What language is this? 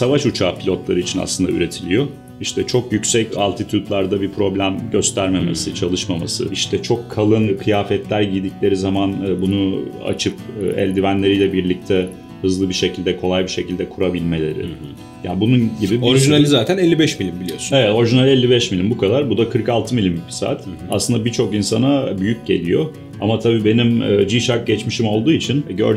Turkish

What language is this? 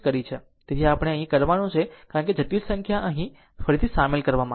Gujarati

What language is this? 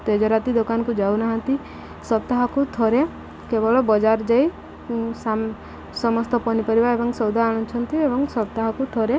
Odia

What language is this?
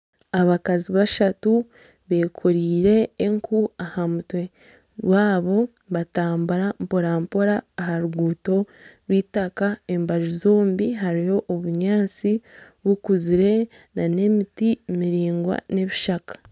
Nyankole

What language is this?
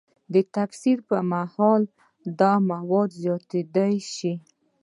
Pashto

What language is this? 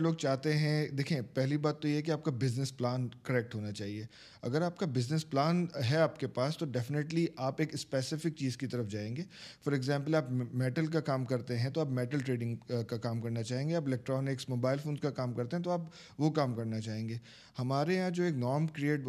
Urdu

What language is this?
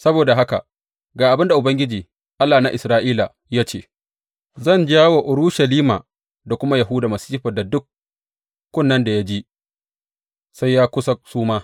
Hausa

